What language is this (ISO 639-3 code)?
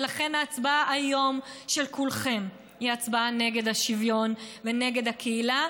heb